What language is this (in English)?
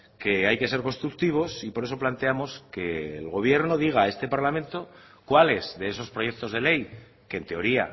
Spanish